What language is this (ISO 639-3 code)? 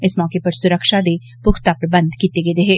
doi